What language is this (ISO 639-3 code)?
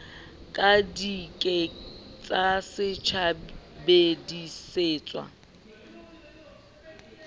sot